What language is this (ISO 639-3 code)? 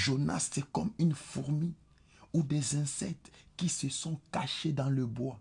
fra